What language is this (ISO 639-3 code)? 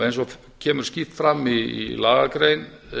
isl